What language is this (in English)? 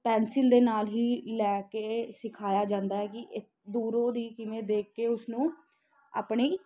Punjabi